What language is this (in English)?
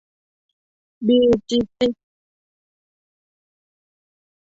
Thai